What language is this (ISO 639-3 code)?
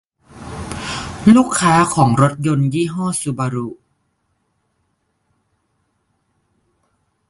tha